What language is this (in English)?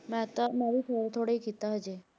Punjabi